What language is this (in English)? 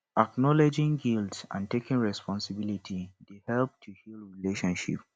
Nigerian Pidgin